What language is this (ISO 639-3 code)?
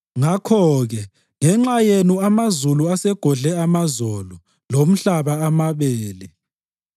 nde